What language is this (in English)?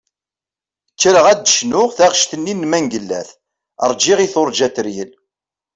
Kabyle